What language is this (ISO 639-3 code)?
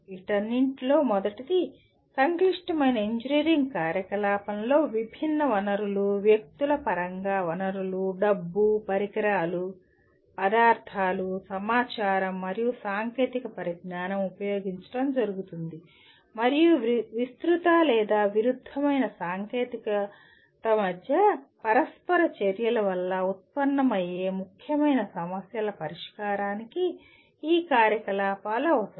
tel